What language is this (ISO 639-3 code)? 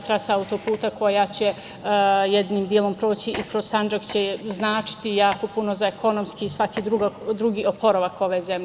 srp